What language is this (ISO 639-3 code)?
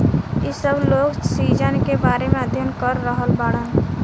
bho